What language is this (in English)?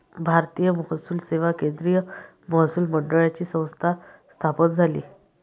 Marathi